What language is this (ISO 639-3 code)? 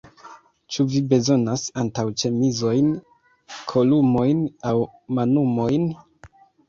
epo